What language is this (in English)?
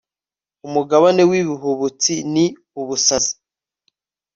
Kinyarwanda